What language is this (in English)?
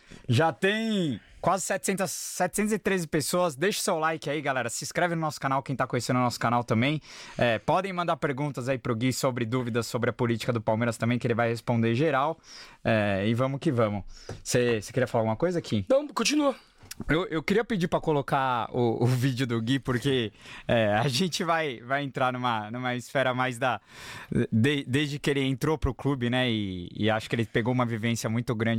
Portuguese